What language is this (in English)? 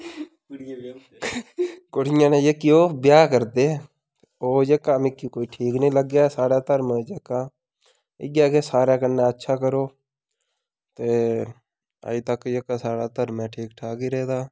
Dogri